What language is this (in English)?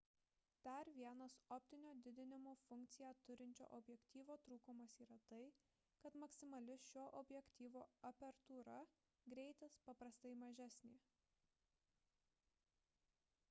Lithuanian